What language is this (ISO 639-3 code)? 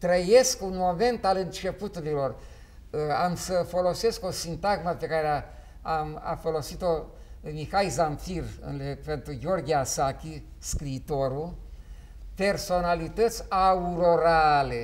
ron